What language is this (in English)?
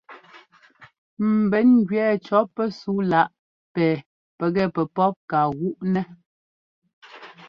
Ngomba